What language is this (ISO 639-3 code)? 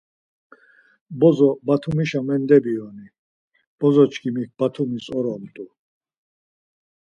lzz